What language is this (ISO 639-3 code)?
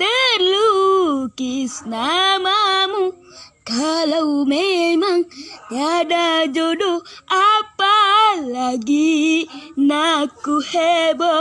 ind